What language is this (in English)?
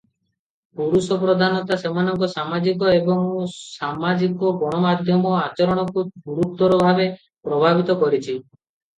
Odia